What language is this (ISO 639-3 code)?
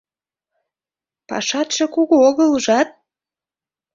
chm